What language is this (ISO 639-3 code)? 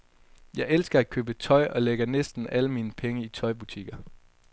dan